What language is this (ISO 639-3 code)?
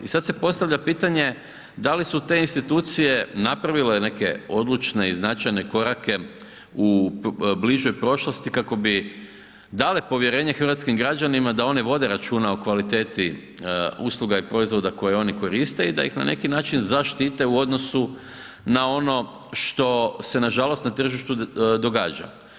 hrv